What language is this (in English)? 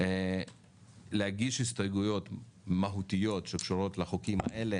Hebrew